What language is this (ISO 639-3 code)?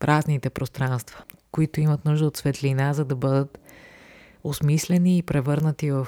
bul